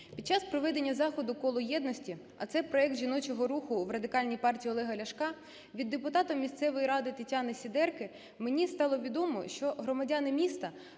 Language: Ukrainian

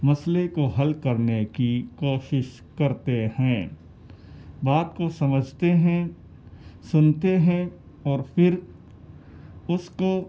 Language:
Urdu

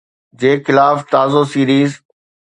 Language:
Sindhi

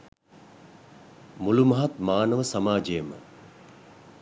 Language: Sinhala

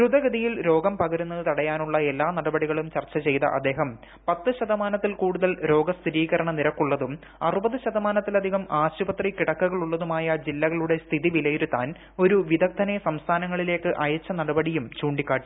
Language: Malayalam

